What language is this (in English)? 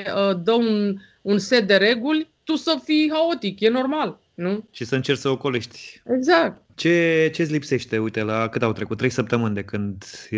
Romanian